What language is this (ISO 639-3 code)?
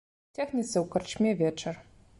bel